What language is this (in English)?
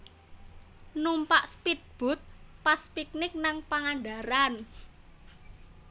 Javanese